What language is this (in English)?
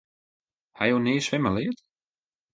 Western Frisian